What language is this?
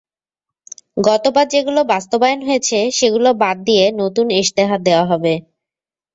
Bangla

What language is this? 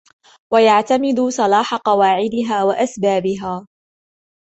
Arabic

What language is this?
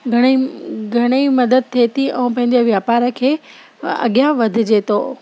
Sindhi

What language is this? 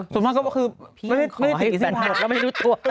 Thai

